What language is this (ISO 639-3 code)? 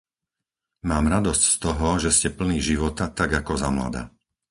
slk